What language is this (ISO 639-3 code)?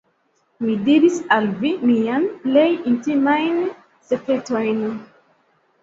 epo